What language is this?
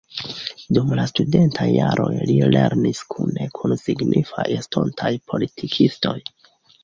Esperanto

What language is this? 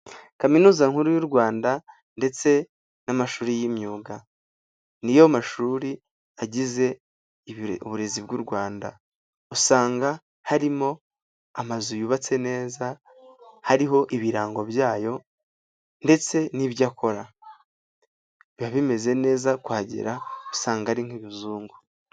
Kinyarwanda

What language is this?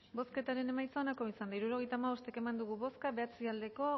Basque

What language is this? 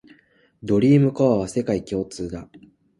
Japanese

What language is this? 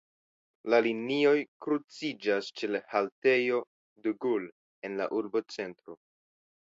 Esperanto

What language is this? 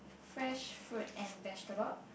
English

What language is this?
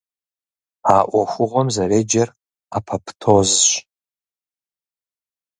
Kabardian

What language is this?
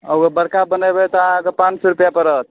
Maithili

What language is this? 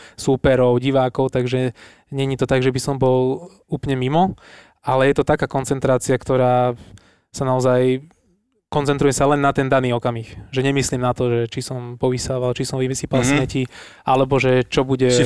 Slovak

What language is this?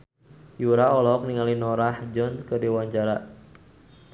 Sundanese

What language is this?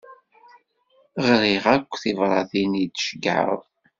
Kabyle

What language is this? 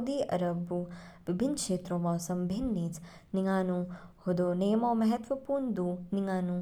Kinnauri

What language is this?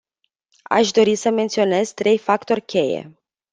Romanian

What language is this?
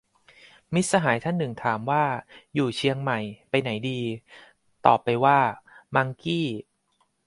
Thai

